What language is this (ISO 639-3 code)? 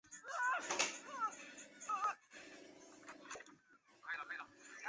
zho